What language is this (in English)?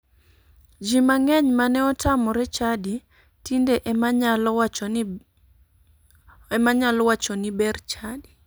Luo (Kenya and Tanzania)